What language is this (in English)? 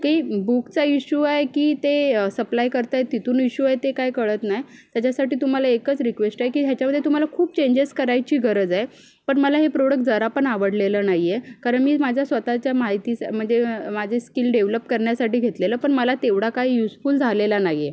Marathi